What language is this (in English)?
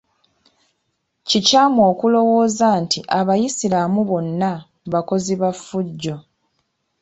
Ganda